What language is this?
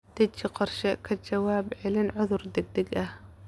Somali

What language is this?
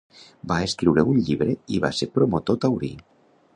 Catalan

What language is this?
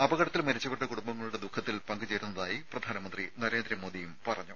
Malayalam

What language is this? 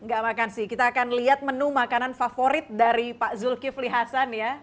Indonesian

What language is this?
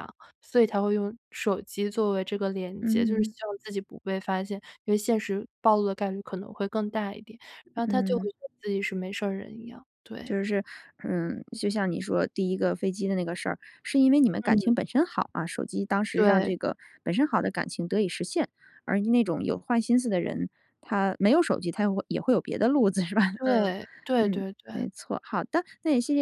Chinese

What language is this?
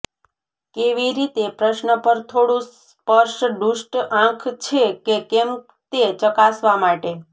Gujarati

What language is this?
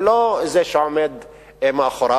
Hebrew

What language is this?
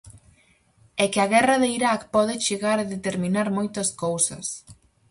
Galician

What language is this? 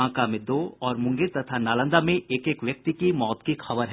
Hindi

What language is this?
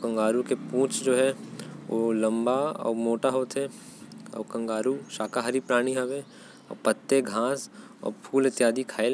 Korwa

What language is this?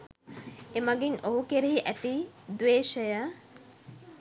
Sinhala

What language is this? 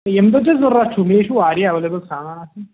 Kashmiri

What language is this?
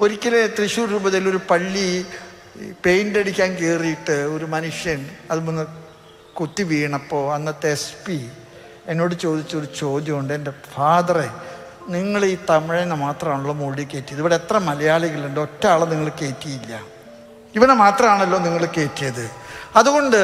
Malayalam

